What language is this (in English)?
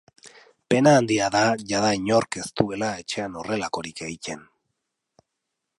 Basque